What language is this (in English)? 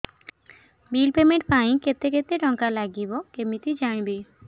Odia